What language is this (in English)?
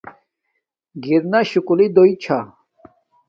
Domaaki